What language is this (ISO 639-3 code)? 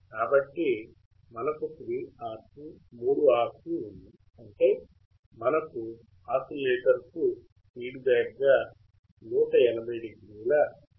tel